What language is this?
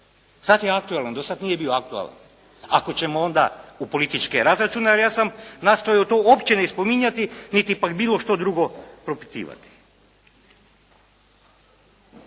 Croatian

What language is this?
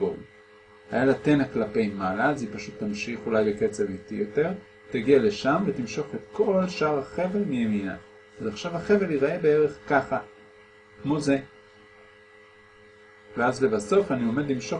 Hebrew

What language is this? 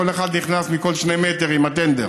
Hebrew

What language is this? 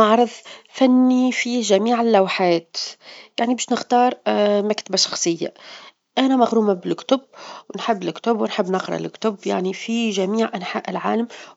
Tunisian Arabic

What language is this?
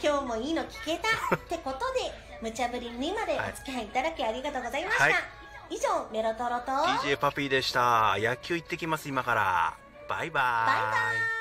Japanese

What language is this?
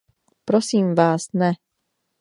Czech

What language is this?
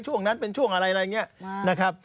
Thai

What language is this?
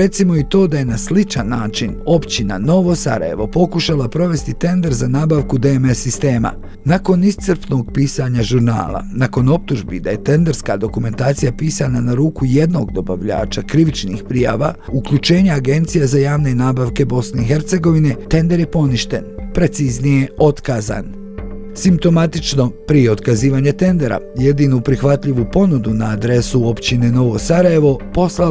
Croatian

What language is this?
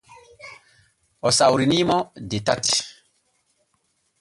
Borgu Fulfulde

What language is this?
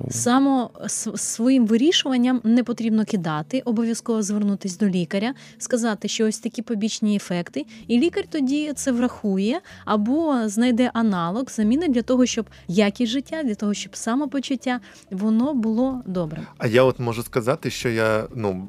Ukrainian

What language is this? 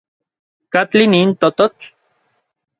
Orizaba Nahuatl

